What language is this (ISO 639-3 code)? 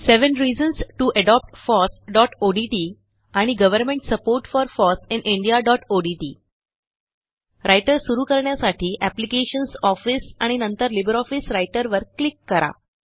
mar